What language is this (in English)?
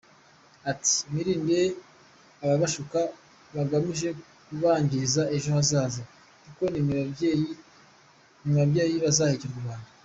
Kinyarwanda